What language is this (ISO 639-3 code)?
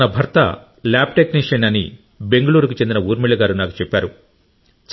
tel